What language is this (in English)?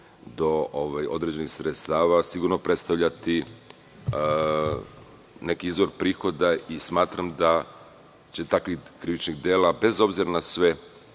Serbian